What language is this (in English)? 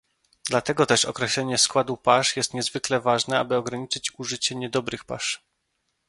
Polish